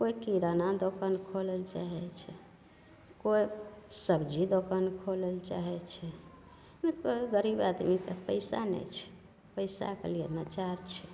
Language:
Maithili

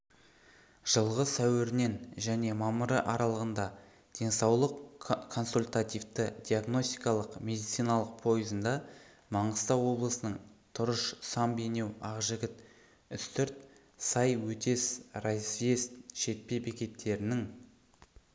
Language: Kazakh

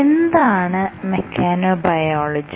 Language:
Malayalam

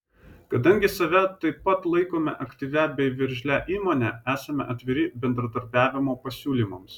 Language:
Lithuanian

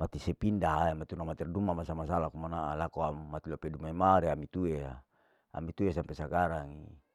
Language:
Larike-Wakasihu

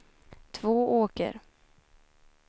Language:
Swedish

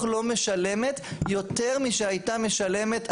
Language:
Hebrew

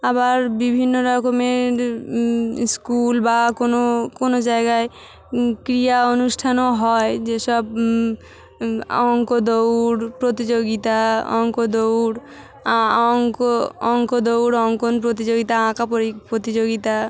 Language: Bangla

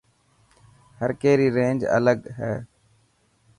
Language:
Dhatki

